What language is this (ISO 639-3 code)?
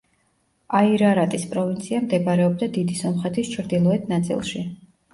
kat